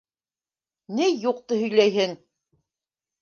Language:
Bashkir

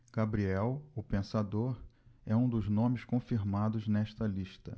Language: Portuguese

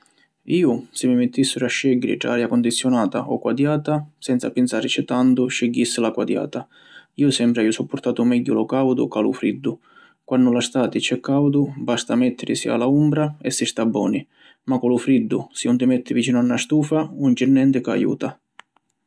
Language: Sicilian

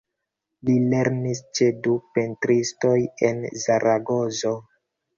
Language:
Esperanto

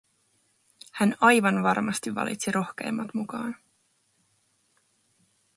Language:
Finnish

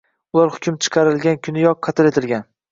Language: Uzbek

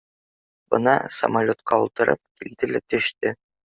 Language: Bashkir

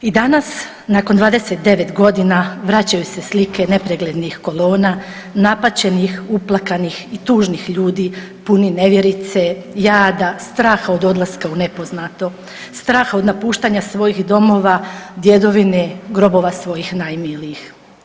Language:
Croatian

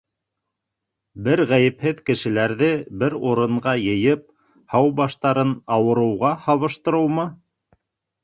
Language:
Bashkir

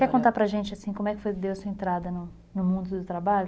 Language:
Portuguese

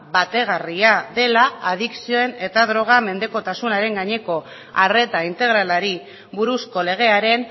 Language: Basque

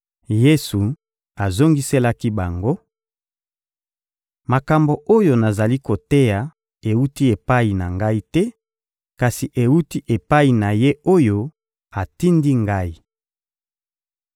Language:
Lingala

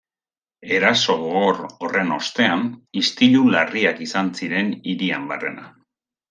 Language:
Basque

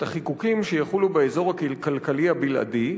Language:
Hebrew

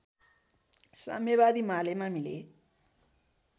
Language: Nepali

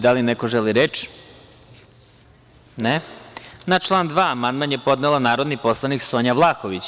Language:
Serbian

